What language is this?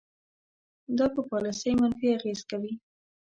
Pashto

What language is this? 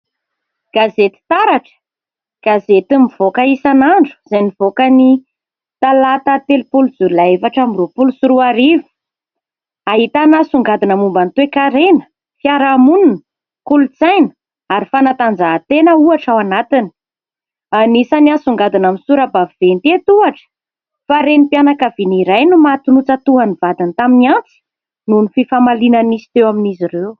Malagasy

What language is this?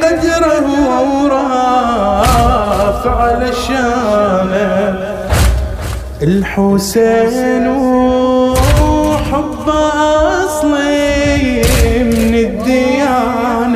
Arabic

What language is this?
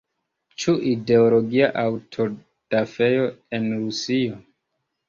Esperanto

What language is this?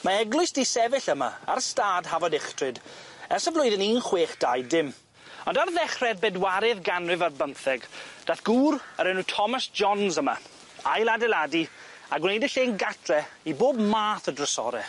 Welsh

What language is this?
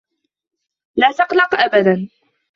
Arabic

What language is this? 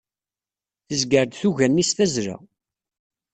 Kabyle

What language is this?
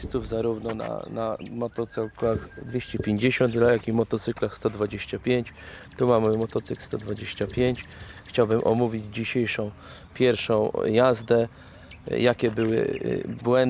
Polish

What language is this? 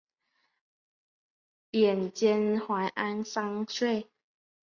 Chinese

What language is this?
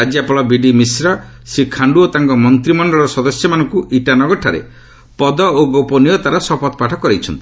Odia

